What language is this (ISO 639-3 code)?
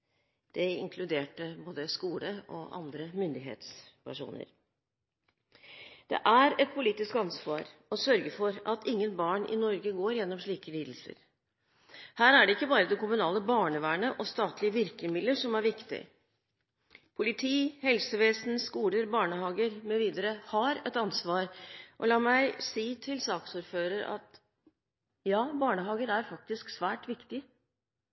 nob